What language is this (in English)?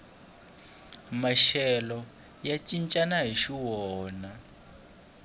Tsonga